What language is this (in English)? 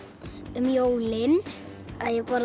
Icelandic